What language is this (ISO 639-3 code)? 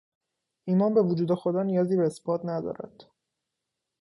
fas